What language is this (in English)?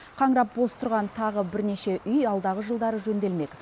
Kazakh